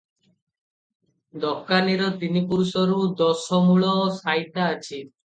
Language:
Odia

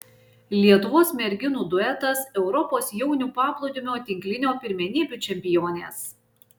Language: Lithuanian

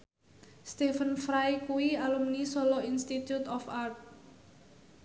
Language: Javanese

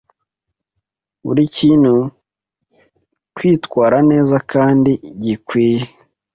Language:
Kinyarwanda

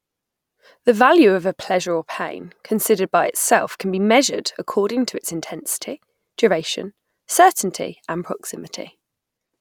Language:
English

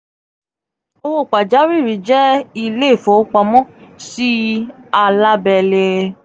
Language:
Yoruba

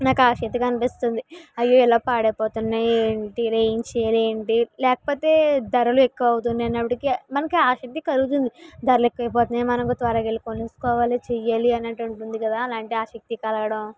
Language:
Telugu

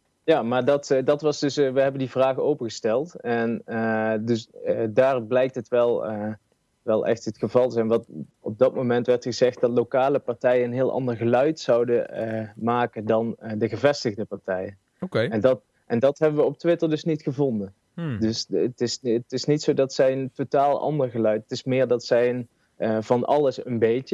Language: Dutch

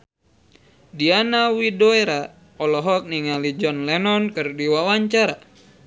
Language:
Sundanese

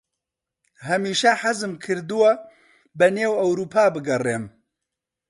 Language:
Central Kurdish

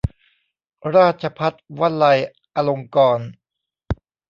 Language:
Thai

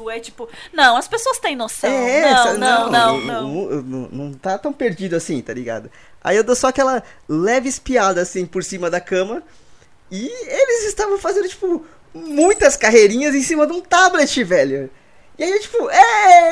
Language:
Portuguese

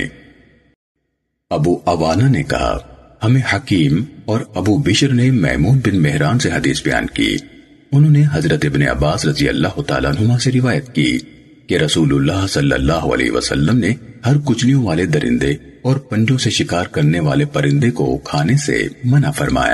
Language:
Urdu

